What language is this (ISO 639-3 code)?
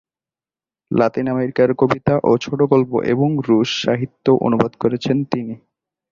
ben